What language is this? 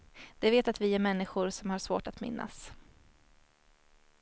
Swedish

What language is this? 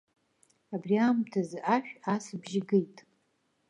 Abkhazian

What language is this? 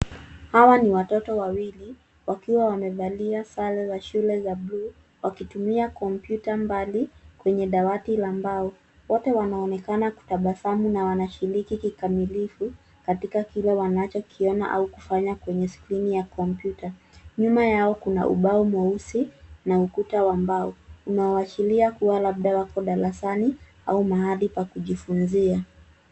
Swahili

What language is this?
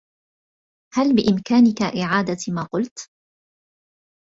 Arabic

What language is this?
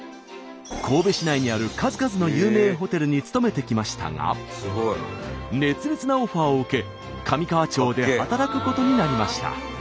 Japanese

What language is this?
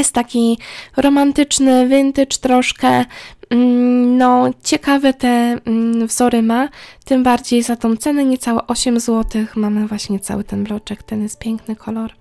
Polish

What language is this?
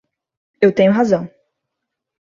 Portuguese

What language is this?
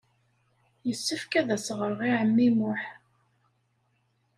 Kabyle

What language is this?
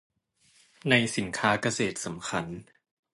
Thai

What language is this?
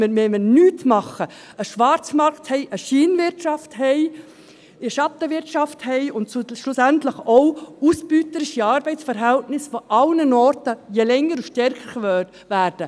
Swiss German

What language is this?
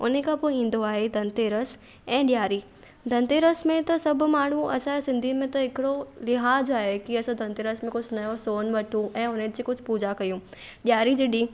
Sindhi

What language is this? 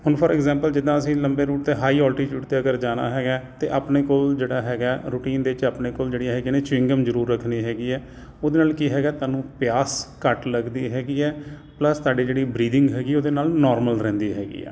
Punjabi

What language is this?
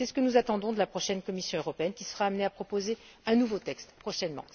French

